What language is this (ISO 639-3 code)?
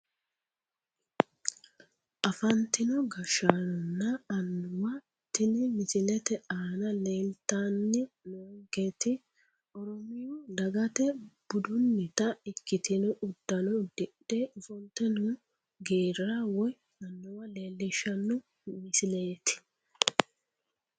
sid